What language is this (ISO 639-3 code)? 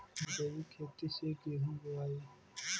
bho